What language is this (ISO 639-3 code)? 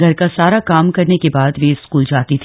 hin